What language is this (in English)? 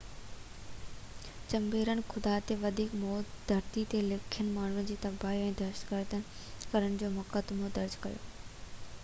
Sindhi